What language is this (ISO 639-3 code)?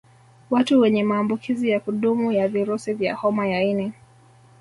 swa